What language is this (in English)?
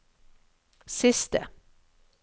Norwegian